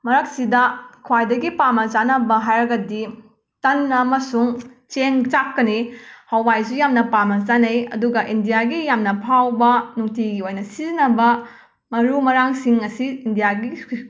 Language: Manipuri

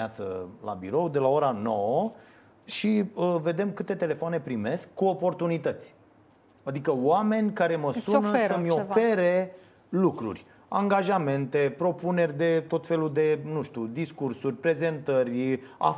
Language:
Romanian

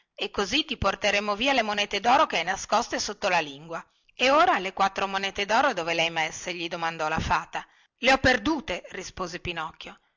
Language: Italian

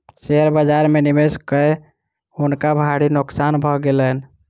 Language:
Maithili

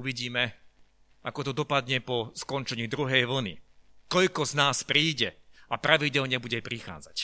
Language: Slovak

